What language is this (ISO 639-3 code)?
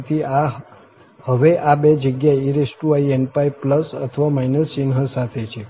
guj